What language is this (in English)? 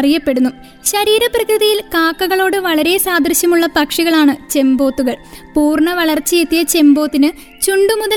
Malayalam